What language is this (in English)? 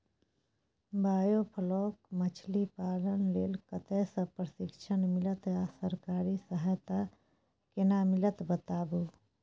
Maithili